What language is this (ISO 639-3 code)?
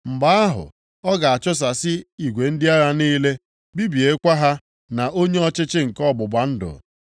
ibo